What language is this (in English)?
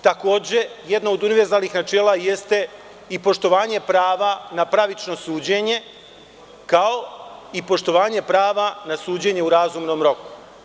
Serbian